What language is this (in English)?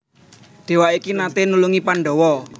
Javanese